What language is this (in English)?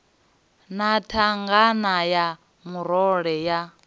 Venda